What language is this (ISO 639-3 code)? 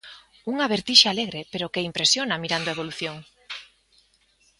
glg